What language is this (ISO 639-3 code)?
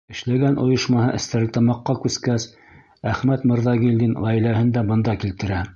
bak